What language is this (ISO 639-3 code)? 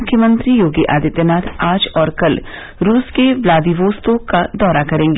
hin